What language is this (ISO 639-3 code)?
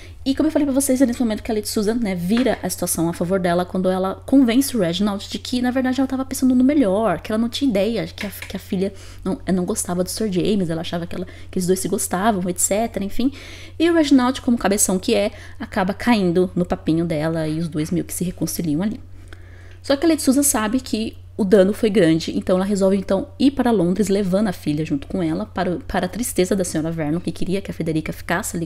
por